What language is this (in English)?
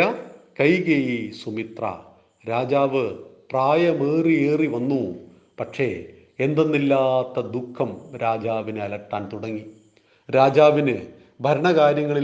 Malayalam